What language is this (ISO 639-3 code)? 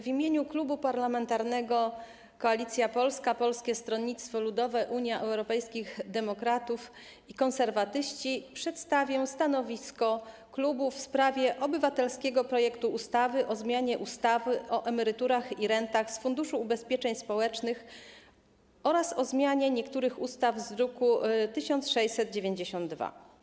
pol